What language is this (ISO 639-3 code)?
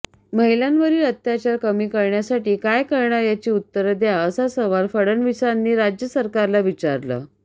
mar